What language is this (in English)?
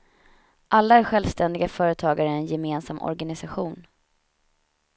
Swedish